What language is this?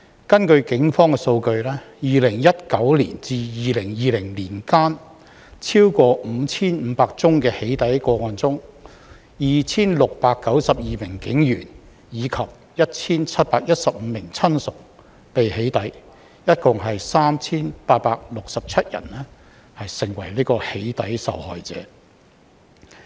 Cantonese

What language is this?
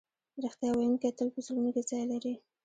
Pashto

